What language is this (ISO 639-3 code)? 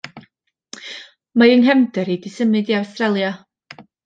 cym